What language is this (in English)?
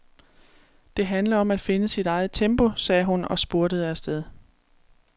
Danish